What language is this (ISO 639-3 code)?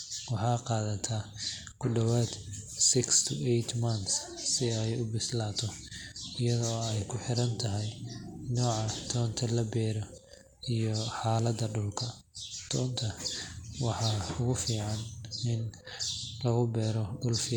som